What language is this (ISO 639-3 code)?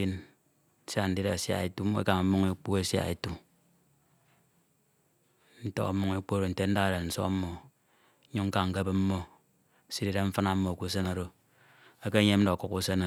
itw